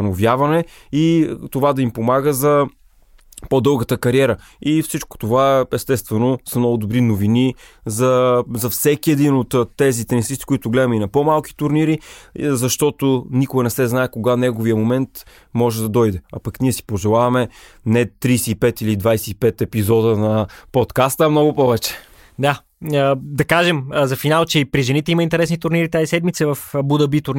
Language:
Bulgarian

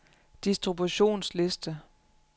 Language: Danish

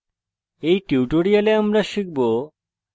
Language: Bangla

